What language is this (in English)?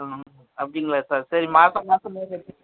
Tamil